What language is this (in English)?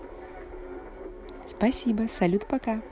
Russian